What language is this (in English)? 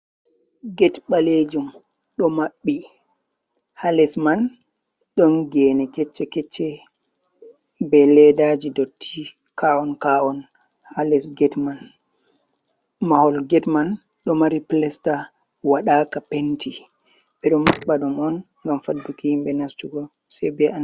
Fula